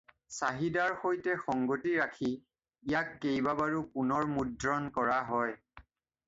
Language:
Assamese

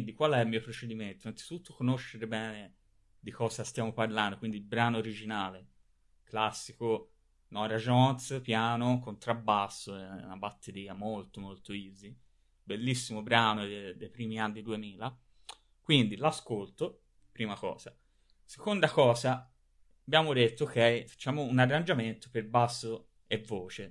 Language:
Italian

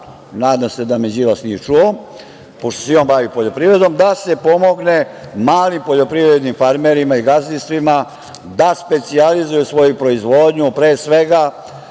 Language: Serbian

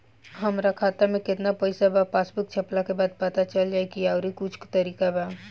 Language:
Bhojpuri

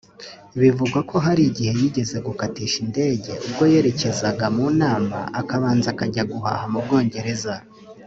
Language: Kinyarwanda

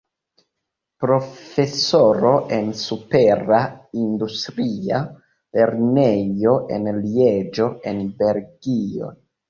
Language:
Esperanto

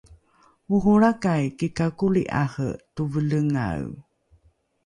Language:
Rukai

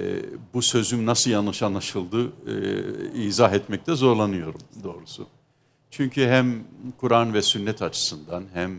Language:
Turkish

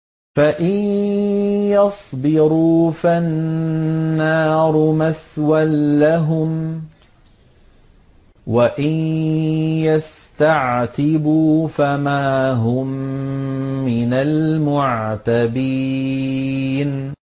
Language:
Arabic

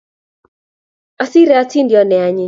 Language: Kalenjin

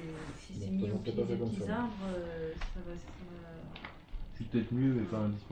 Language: French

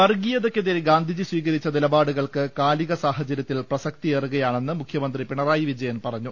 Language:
Malayalam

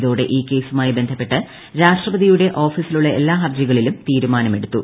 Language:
Malayalam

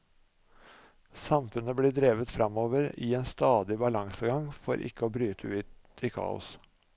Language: Norwegian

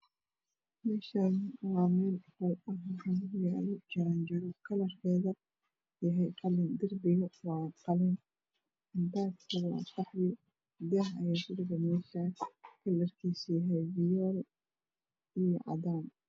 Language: Somali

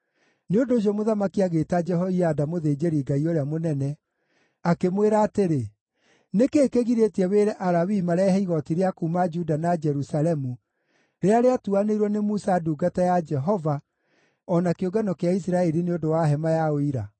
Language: Kikuyu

